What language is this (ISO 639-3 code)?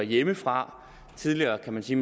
dan